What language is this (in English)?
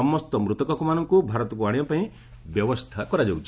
Odia